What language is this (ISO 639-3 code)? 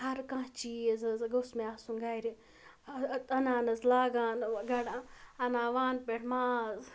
kas